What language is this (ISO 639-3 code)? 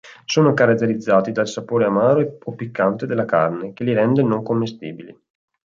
ita